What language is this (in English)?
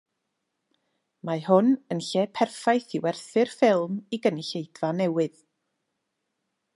Welsh